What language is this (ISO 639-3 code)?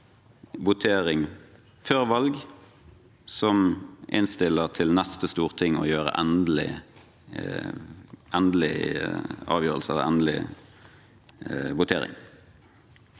nor